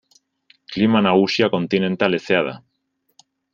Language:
Basque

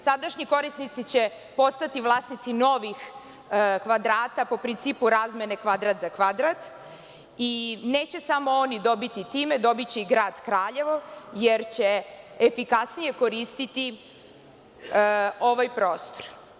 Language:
Serbian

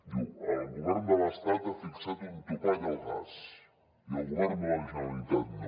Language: Catalan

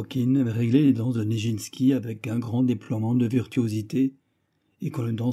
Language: French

